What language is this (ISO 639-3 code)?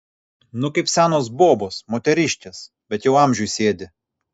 lit